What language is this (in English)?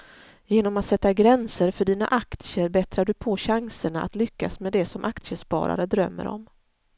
Swedish